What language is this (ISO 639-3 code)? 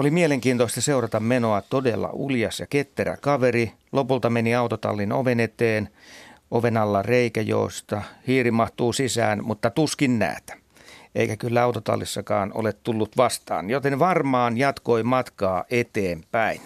fin